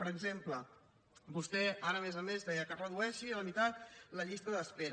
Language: Catalan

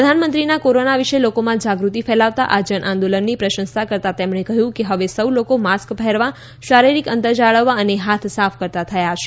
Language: Gujarati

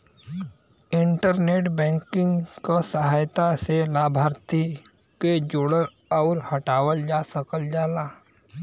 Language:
Bhojpuri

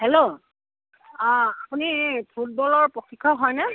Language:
Assamese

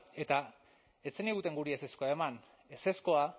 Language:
Basque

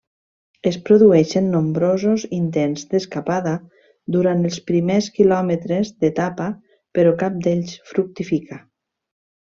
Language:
Catalan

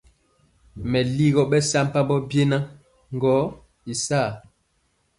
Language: Mpiemo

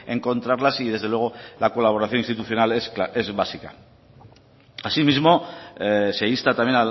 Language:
Spanish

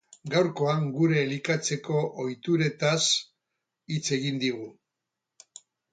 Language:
Basque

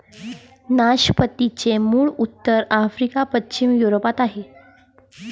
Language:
Marathi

